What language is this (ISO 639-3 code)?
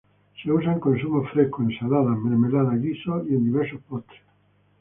spa